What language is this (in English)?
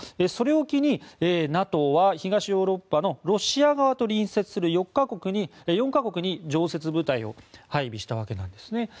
Japanese